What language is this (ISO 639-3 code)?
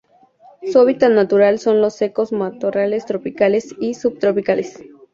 spa